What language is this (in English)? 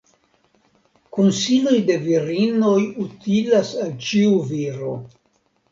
Esperanto